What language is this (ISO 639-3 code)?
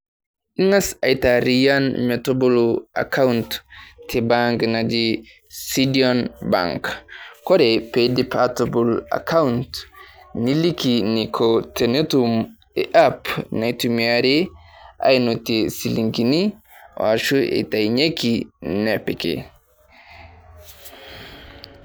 mas